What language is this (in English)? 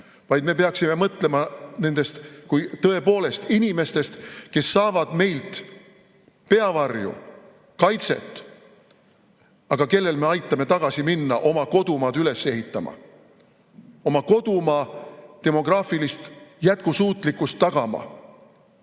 Estonian